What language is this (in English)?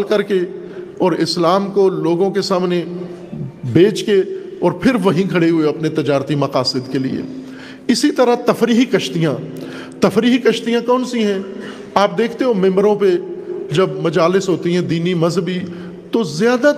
Urdu